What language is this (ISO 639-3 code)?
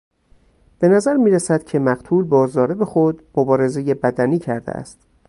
fas